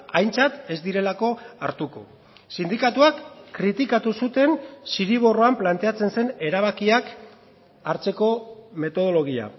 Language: Basque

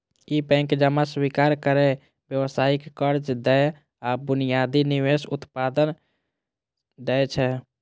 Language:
Maithili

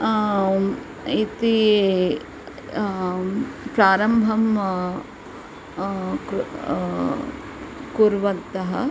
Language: Sanskrit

